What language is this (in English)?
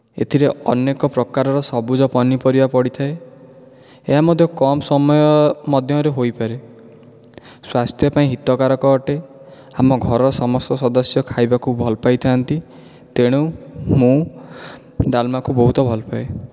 Odia